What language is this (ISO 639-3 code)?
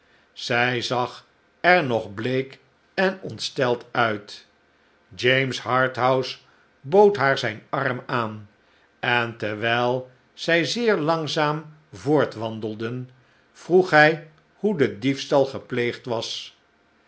nld